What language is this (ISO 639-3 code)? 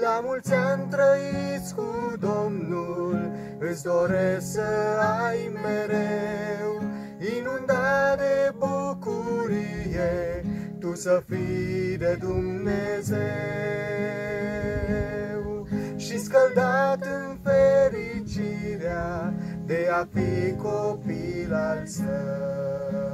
ron